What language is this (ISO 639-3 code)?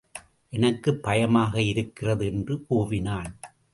tam